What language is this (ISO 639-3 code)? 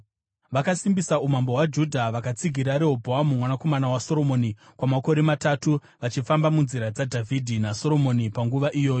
sna